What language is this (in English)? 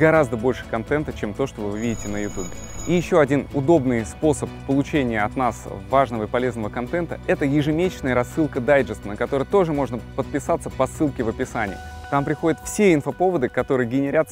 Russian